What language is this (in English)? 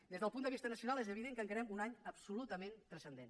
Catalan